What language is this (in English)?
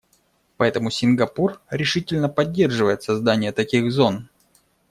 Russian